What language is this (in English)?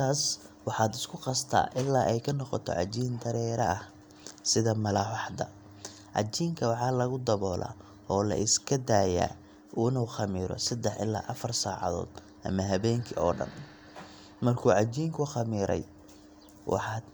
Somali